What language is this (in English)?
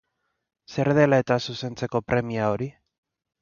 Basque